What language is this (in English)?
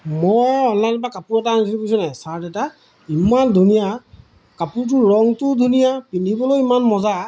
Assamese